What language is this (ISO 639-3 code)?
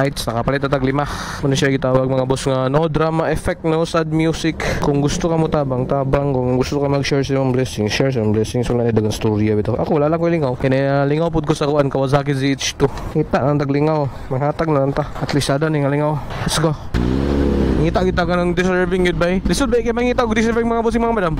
fil